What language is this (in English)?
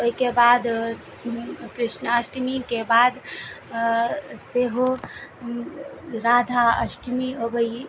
Maithili